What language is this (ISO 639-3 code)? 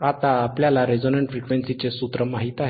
mar